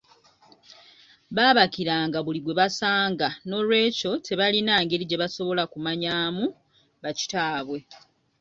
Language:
Ganda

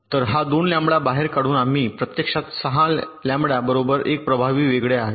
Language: Marathi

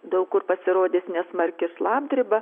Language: Lithuanian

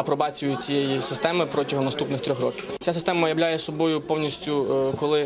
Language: Ukrainian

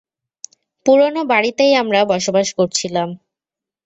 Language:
Bangla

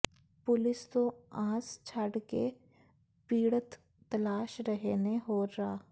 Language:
Punjabi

